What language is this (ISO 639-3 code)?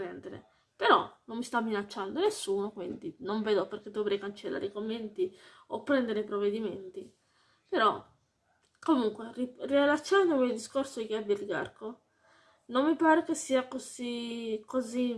ita